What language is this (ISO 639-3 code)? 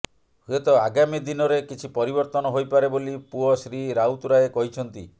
ori